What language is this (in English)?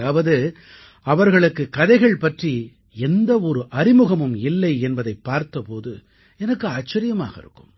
Tamil